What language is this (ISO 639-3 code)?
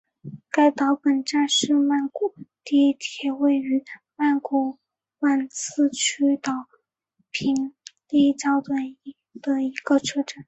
zho